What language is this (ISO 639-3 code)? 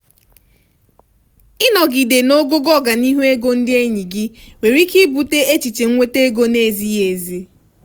ibo